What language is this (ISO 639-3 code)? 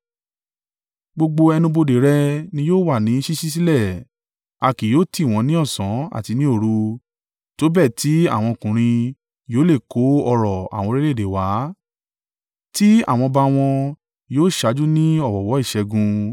yor